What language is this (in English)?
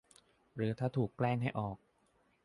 Thai